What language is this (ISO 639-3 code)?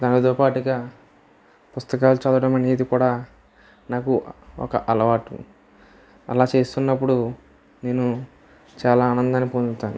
tel